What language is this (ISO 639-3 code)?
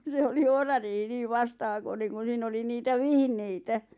fin